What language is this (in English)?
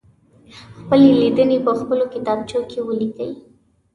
Pashto